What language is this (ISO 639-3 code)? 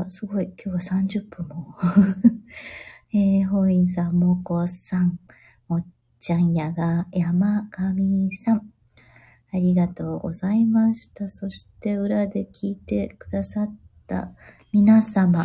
jpn